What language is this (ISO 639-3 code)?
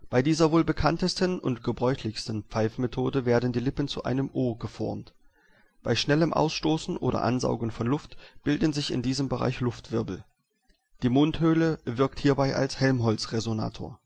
deu